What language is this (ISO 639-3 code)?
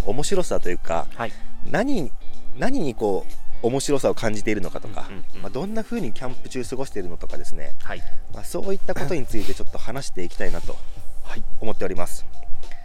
jpn